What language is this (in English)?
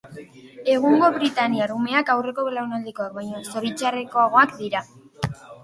Basque